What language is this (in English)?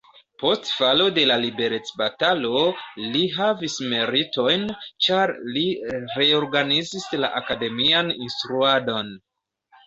Esperanto